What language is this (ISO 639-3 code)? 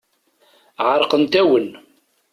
kab